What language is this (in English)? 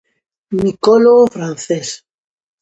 Galician